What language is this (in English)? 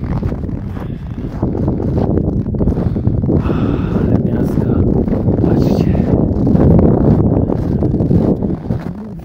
Polish